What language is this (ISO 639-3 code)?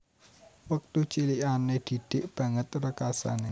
jav